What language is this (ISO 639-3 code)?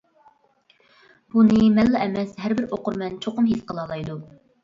uig